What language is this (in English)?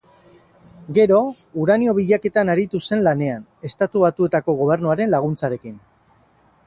Basque